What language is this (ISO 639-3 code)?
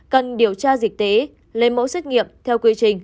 vie